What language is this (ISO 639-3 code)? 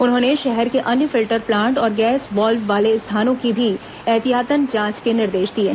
hin